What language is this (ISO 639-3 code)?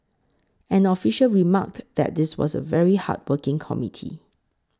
eng